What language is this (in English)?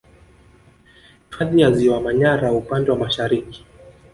Swahili